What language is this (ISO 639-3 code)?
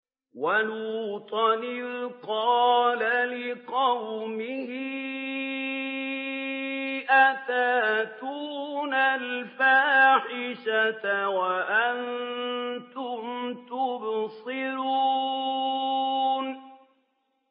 ara